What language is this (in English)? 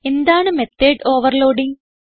Malayalam